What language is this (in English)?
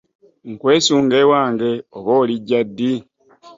Ganda